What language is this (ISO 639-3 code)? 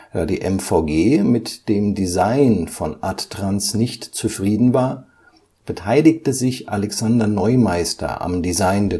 deu